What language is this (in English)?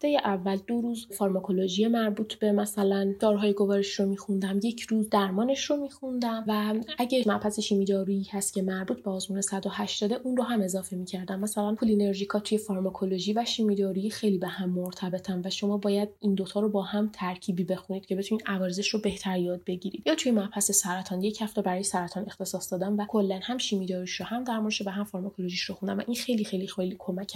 Persian